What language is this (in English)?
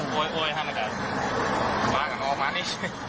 Thai